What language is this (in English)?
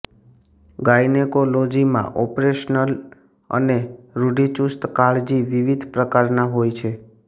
Gujarati